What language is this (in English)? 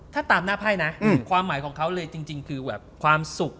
Thai